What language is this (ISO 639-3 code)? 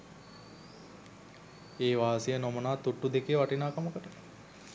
sin